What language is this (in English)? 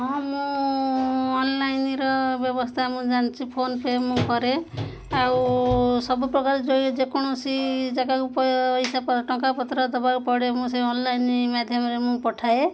Odia